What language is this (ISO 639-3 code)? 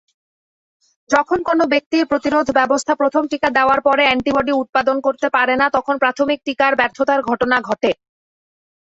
ben